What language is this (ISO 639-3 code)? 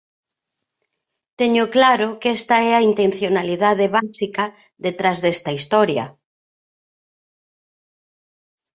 glg